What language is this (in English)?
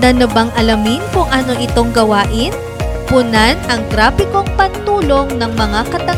Filipino